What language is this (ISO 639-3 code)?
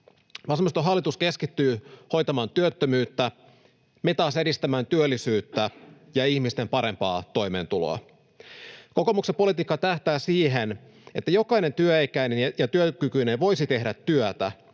fin